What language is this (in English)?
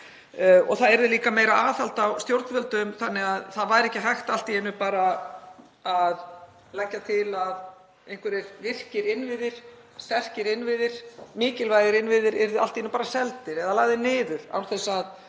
Icelandic